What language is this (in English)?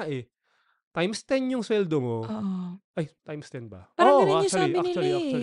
Filipino